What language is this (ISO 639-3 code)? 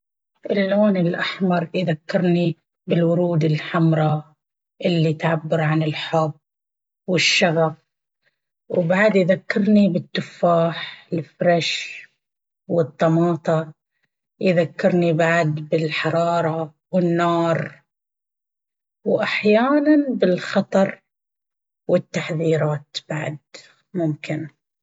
abv